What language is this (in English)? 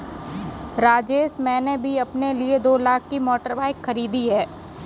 Hindi